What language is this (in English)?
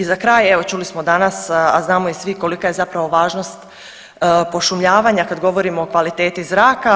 Croatian